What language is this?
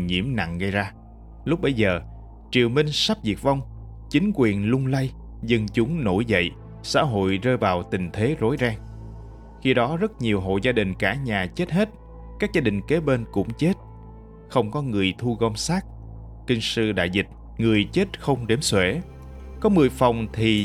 Vietnamese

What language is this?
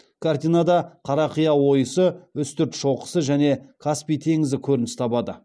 Kazakh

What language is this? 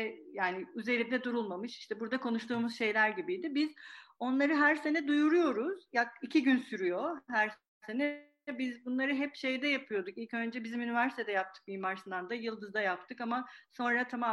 Turkish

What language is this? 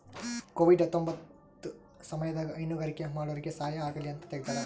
Kannada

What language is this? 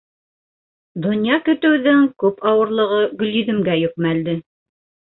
Bashkir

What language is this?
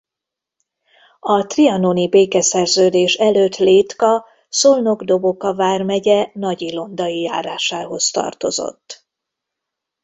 Hungarian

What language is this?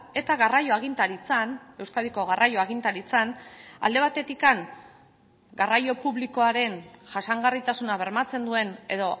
Basque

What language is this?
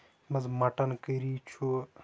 Kashmiri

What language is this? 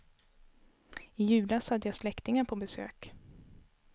Swedish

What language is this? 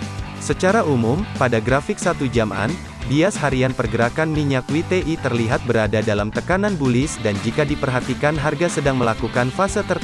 Indonesian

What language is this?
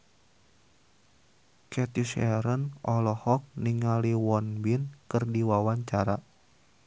Sundanese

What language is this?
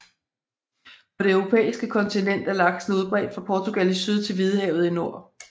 Danish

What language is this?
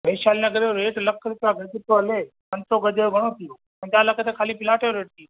Sindhi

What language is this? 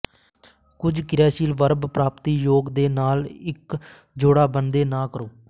Punjabi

